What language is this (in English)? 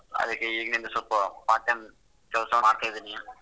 Kannada